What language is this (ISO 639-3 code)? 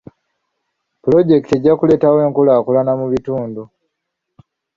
lug